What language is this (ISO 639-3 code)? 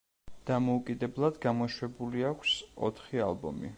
kat